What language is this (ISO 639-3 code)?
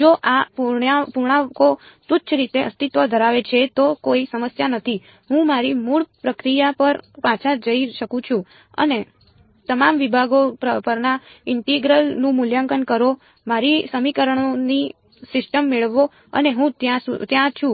guj